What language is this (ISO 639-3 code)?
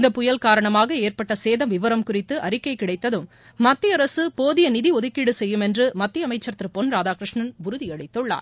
tam